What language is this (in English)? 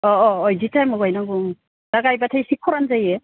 Bodo